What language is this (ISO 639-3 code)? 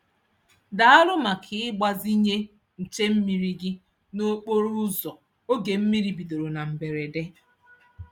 ibo